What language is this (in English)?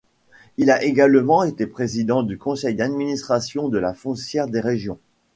French